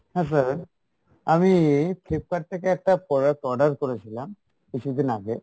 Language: Bangla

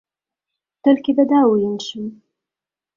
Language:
Belarusian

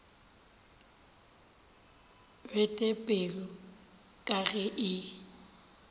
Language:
Northern Sotho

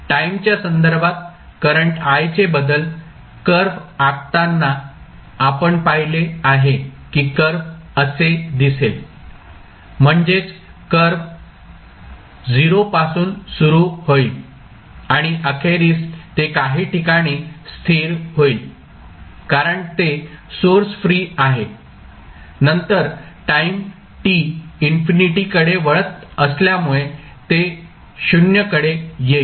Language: Marathi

